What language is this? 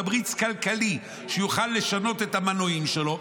Hebrew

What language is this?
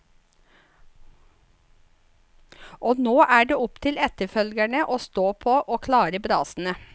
Norwegian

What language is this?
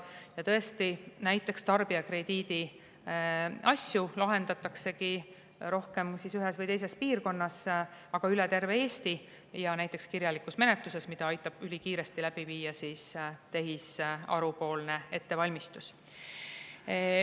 Estonian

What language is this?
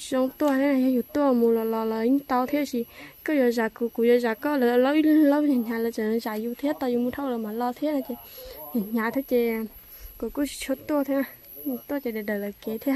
Thai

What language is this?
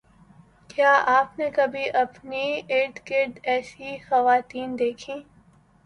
Urdu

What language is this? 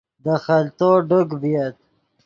Yidgha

